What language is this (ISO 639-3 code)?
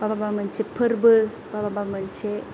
brx